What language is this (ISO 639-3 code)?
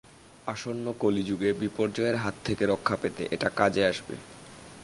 ben